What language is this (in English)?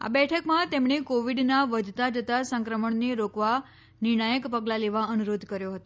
Gujarati